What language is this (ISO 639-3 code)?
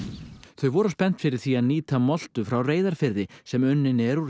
isl